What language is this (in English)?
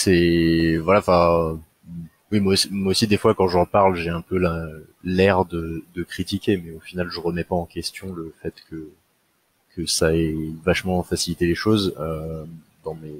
French